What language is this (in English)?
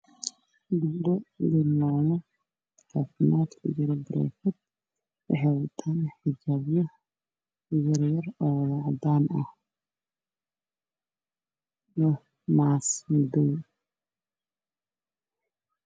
Somali